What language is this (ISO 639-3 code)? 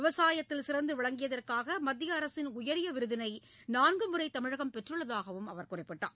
tam